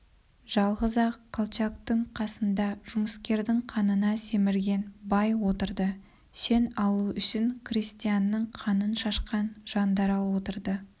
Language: Kazakh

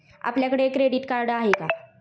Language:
Marathi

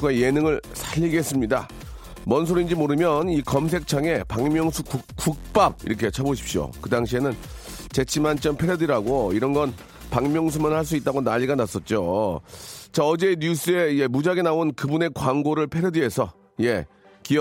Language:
Korean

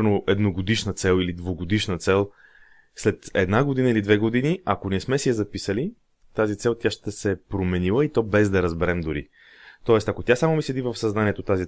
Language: Bulgarian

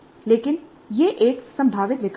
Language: Hindi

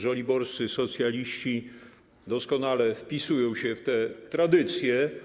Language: Polish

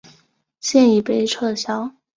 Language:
Chinese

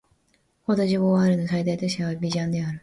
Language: Japanese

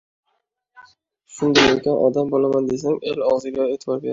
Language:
Uzbek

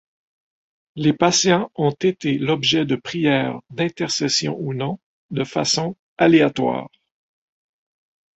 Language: French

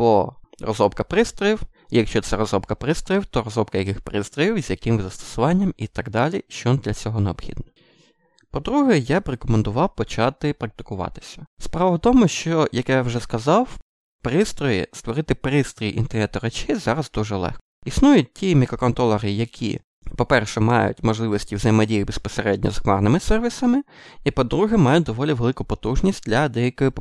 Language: Ukrainian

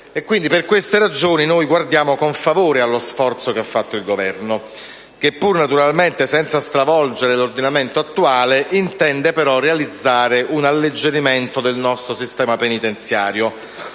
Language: Italian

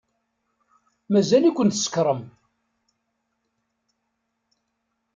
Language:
Kabyle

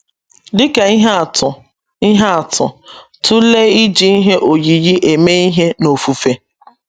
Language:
Igbo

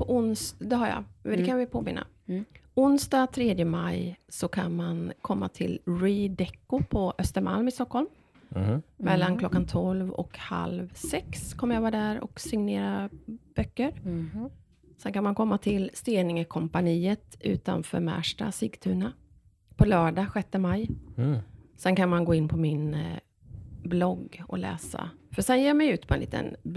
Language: Swedish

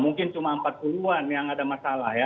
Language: Indonesian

